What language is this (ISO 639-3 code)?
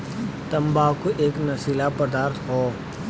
bho